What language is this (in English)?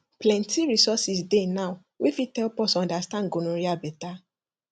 Nigerian Pidgin